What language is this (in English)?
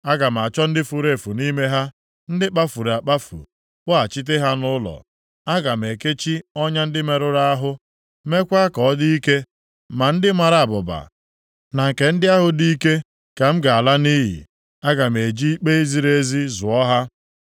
Igbo